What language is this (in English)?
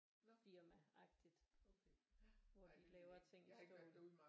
Danish